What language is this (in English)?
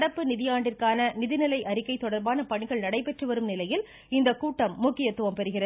Tamil